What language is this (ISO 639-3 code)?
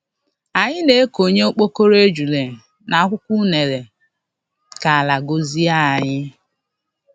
ibo